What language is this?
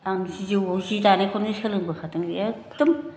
Bodo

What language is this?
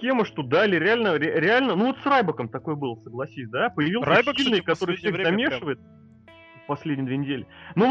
Russian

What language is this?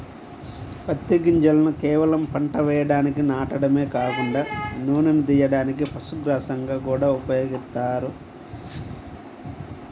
Telugu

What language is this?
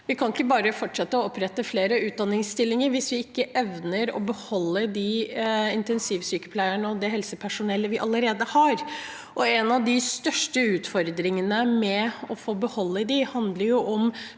Norwegian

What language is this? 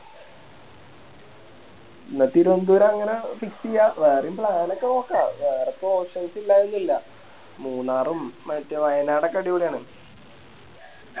Malayalam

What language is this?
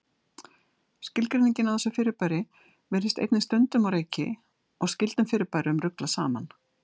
Icelandic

